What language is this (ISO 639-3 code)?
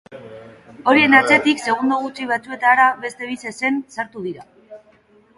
eus